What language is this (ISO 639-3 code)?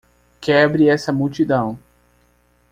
por